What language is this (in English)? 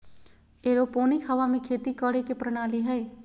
Magahi